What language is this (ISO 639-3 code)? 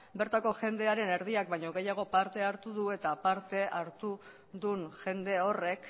eus